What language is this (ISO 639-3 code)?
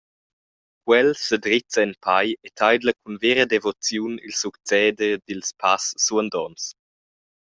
roh